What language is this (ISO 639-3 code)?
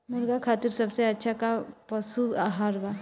bho